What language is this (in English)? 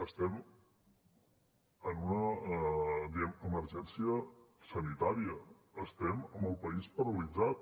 Catalan